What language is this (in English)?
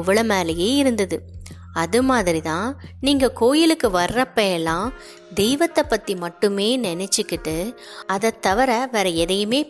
Tamil